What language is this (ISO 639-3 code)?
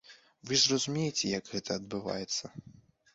bel